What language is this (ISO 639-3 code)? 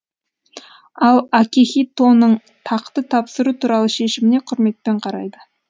kaz